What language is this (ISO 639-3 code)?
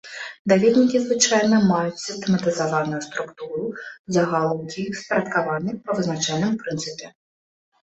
bel